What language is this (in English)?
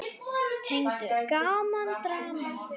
Icelandic